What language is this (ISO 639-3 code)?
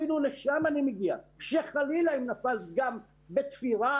heb